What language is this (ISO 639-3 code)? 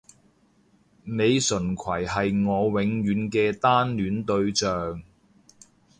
yue